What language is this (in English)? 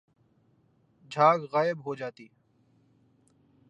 Urdu